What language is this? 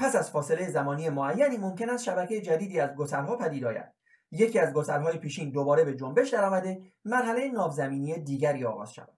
Persian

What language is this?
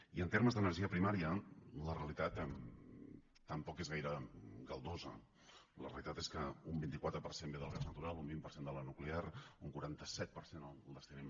Catalan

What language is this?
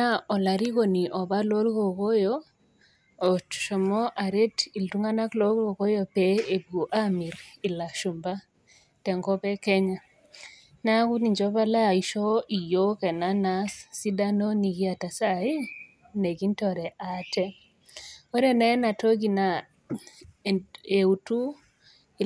Masai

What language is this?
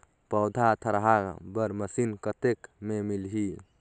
Chhattisgarhi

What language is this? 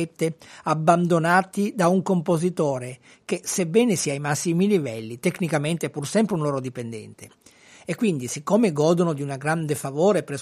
Italian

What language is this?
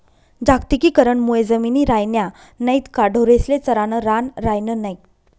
Marathi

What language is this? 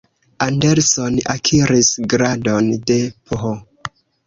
Esperanto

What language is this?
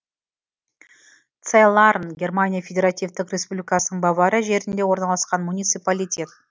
Kazakh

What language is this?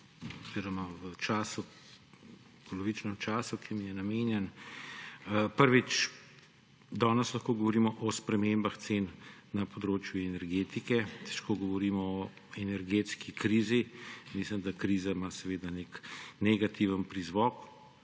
Slovenian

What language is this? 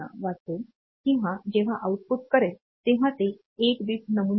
Marathi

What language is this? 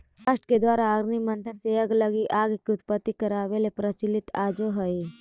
Magahi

